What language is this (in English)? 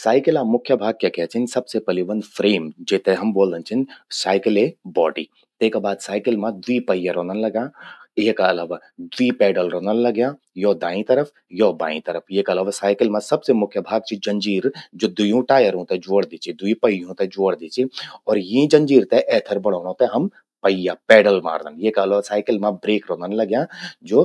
Garhwali